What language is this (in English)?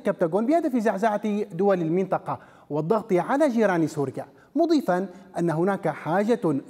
Arabic